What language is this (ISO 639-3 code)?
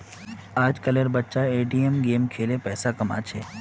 mag